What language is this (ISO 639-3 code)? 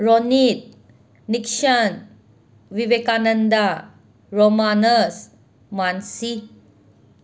mni